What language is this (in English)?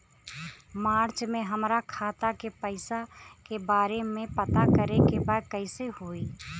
Bhojpuri